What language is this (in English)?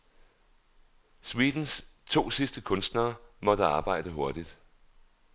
Danish